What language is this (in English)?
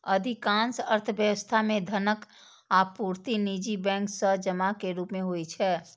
Maithili